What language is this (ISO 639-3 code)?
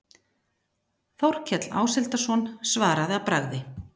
isl